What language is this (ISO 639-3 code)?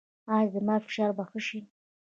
pus